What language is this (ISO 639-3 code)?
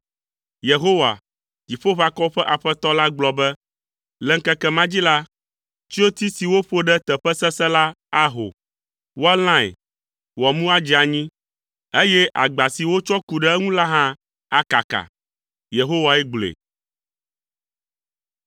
ewe